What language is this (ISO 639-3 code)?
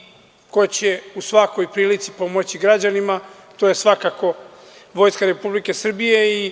srp